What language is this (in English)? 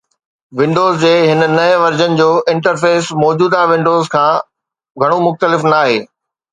Sindhi